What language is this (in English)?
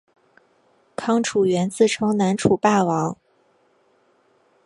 Chinese